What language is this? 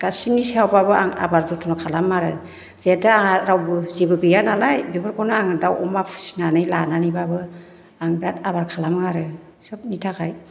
Bodo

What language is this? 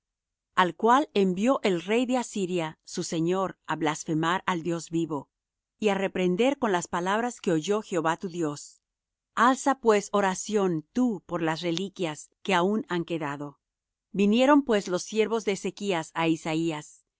Spanish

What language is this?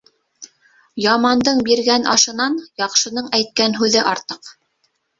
Bashkir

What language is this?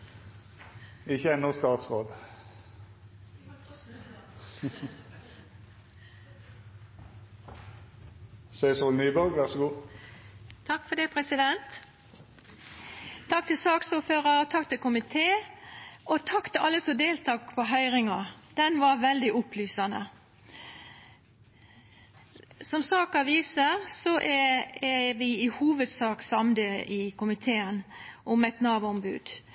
Norwegian Nynorsk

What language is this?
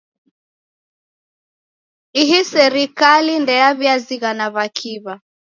Taita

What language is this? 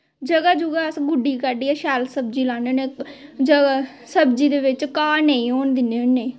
Dogri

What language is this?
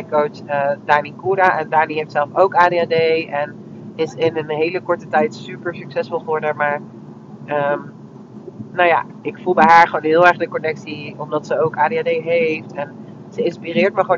Dutch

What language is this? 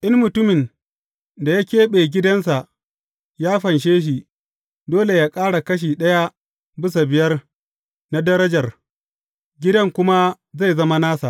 Hausa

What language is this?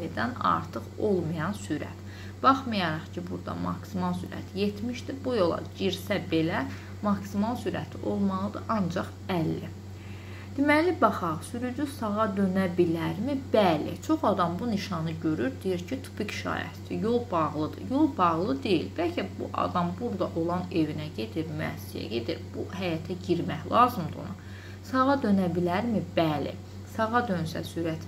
Turkish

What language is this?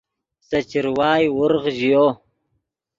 Yidgha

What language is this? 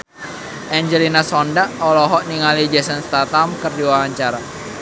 Sundanese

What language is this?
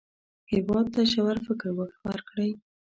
Pashto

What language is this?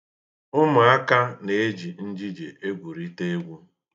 Igbo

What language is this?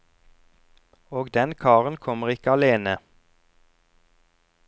Norwegian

